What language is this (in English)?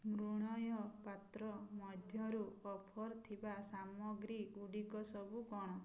Odia